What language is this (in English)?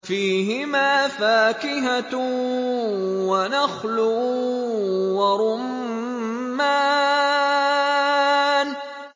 Arabic